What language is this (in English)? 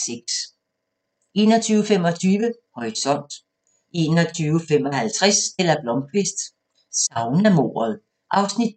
Danish